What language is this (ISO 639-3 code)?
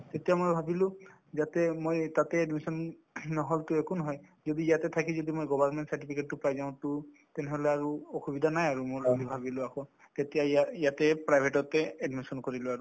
asm